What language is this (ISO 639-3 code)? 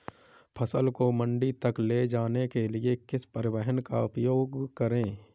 hin